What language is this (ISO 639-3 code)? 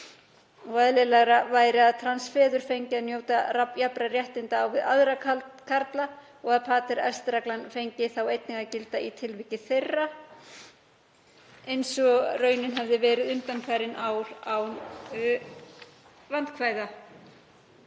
isl